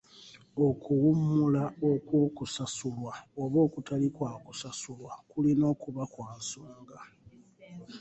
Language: Ganda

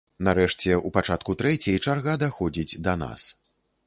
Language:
Belarusian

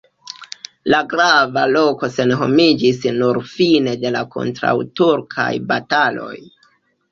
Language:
Esperanto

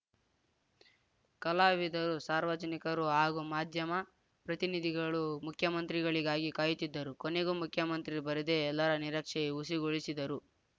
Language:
Kannada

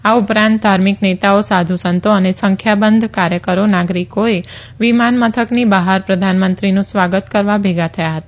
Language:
Gujarati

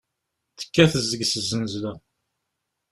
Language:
Kabyle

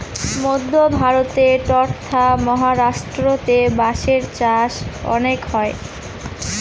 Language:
Bangla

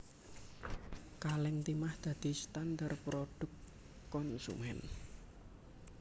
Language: Javanese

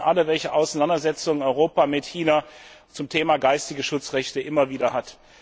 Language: German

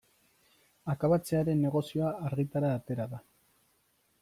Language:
Basque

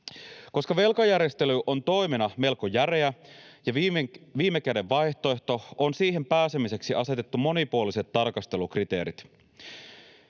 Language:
Finnish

